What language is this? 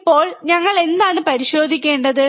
Malayalam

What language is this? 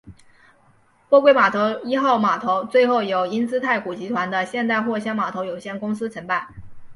Chinese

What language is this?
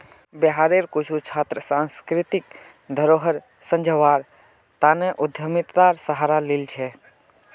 Magahi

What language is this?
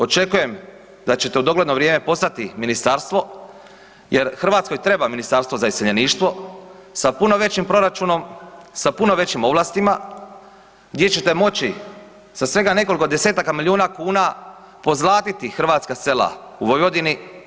Croatian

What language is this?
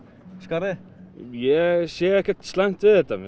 Icelandic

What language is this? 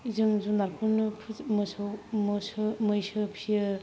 Bodo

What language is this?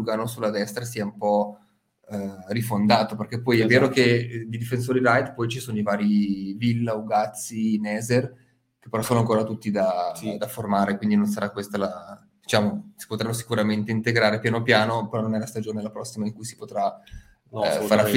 Italian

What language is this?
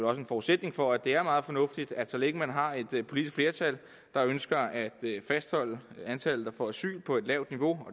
Danish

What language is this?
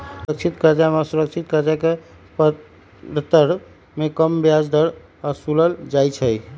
Magahi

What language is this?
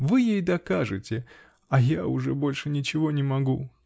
Russian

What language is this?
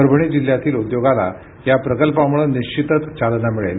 Marathi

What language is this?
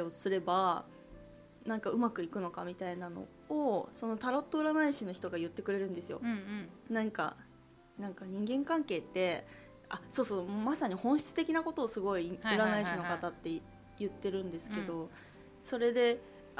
Japanese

